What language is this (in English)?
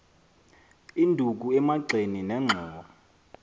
Xhosa